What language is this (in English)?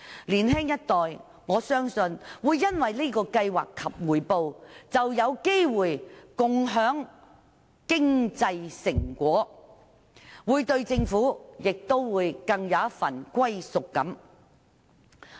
Cantonese